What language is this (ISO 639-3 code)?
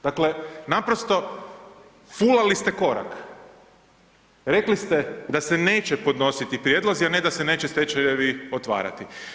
hrv